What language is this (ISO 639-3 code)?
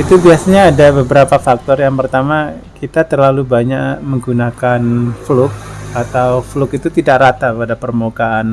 ind